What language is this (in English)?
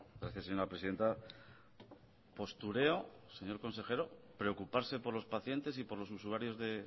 Spanish